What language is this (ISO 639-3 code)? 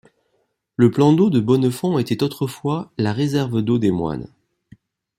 fra